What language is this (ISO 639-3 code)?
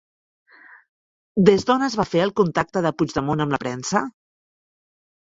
cat